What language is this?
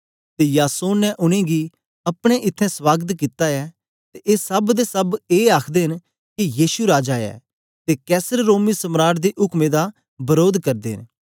Dogri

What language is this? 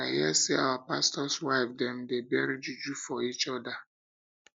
Nigerian Pidgin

